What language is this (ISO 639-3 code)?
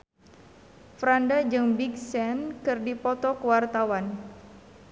sun